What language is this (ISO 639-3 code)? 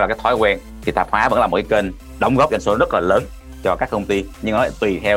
vie